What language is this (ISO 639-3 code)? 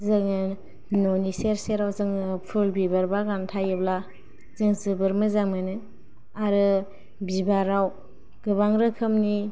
brx